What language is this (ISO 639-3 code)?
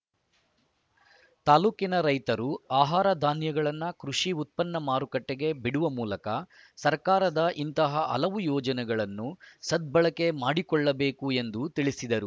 kan